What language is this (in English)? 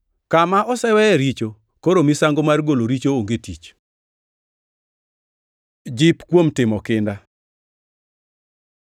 Luo (Kenya and Tanzania)